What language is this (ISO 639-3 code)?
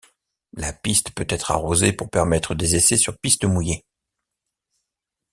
fra